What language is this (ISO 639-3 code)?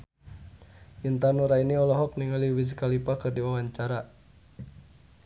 sun